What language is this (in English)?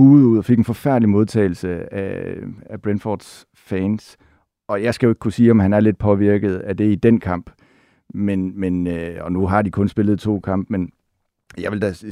Danish